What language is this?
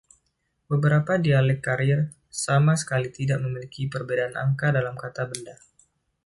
Indonesian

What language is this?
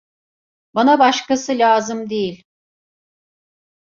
Turkish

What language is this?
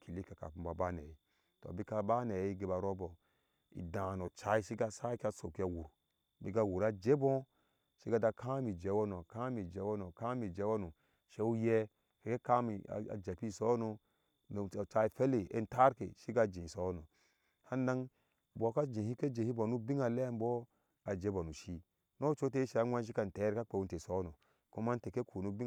Ashe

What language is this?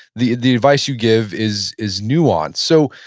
English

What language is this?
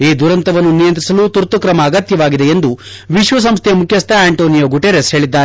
Kannada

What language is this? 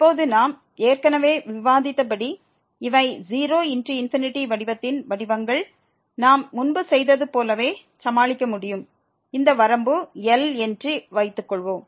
Tamil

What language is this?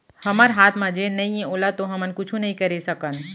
Chhattisgarhi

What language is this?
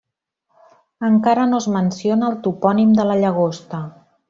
Catalan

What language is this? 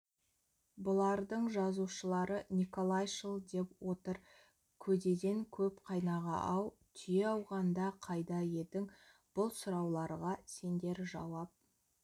Kazakh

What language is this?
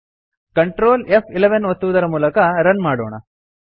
Kannada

